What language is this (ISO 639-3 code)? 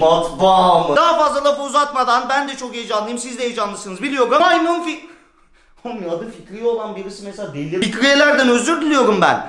tur